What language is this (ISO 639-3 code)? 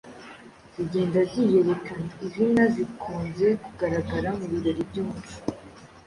kin